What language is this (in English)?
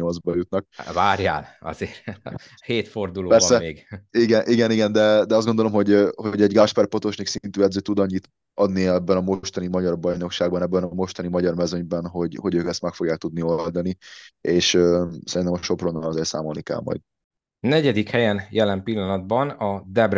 Hungarian